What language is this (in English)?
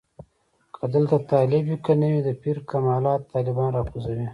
Pashto